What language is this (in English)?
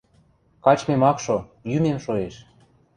Western Mari